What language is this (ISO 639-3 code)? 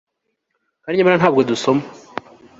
kin